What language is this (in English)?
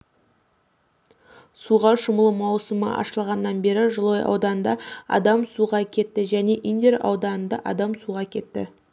Kazakh